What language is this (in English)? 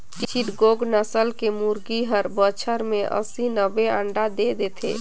Chhattisgarhi